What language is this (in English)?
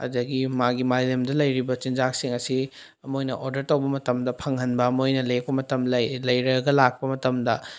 Manipuri